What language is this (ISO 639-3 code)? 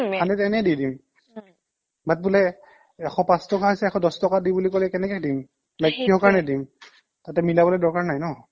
asm